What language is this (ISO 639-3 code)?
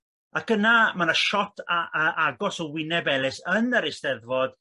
cym